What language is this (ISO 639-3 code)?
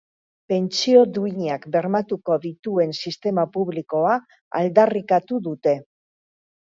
eus